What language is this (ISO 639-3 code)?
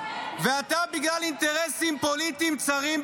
heb